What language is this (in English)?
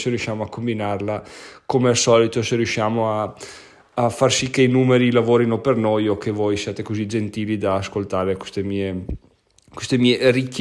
Italian